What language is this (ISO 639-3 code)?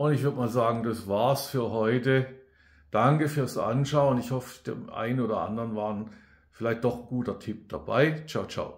deu